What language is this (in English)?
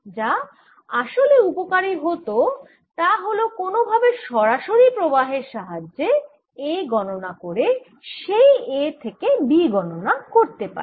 Bangla